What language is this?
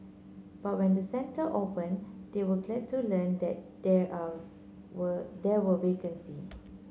English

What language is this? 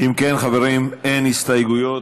Hebrew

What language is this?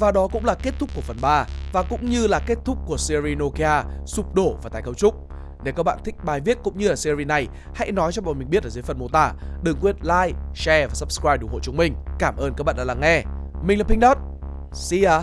Vietnamese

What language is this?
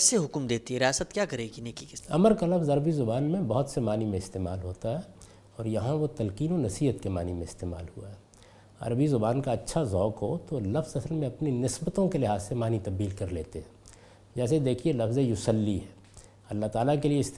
Urdu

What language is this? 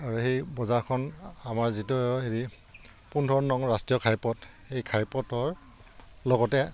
Assamese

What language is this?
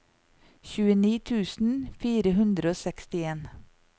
Norwegian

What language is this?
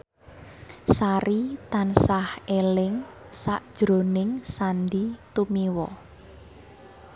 Javanese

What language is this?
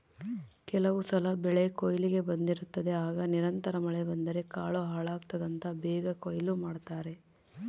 Kannada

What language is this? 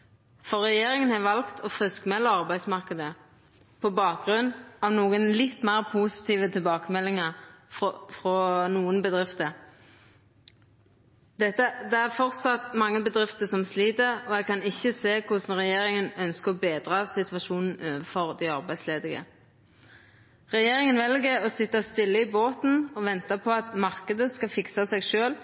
Norwegian Nynorsk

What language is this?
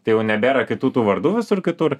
Lithuanian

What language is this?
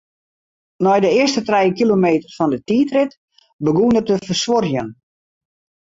Western Frisian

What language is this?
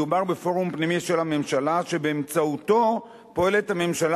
Hebrew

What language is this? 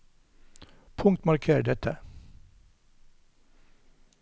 Norwegian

